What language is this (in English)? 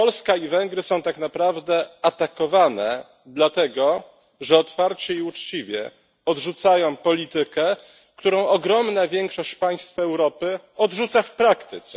Polish